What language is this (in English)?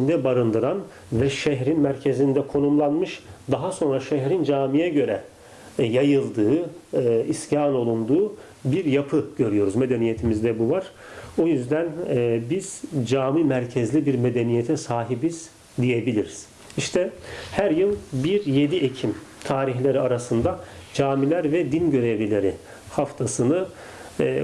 Turkish